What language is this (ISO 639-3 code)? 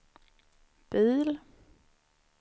swe